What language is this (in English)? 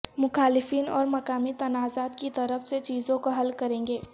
Urdu